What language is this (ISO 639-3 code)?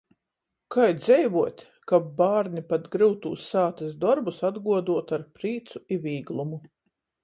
ltg